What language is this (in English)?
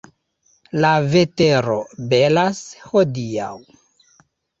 Esperanto